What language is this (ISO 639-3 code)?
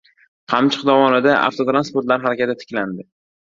uzb